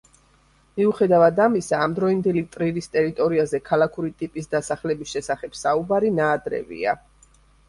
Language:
Georgian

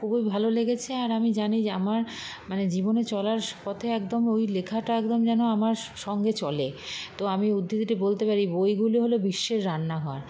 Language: Bangla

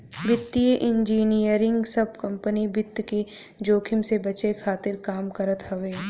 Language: Bhojpuri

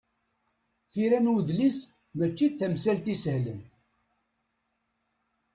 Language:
Kabyle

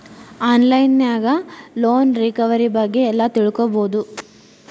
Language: Kannada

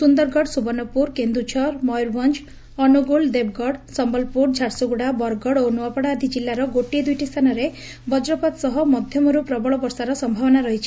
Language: Odia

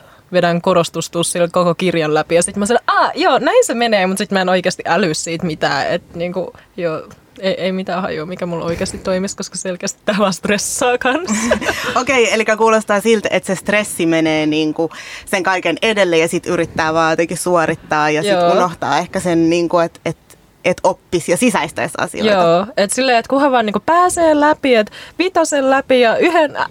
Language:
Finnish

